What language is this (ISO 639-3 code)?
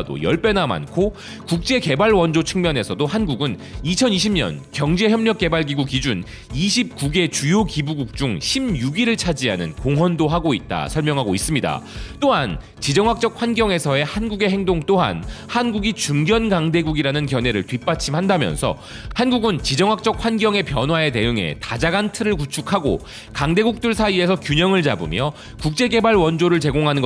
kor